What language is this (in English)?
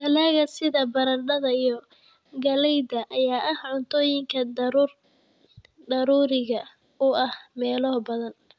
Somali